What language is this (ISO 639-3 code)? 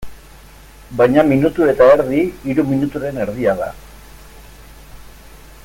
eus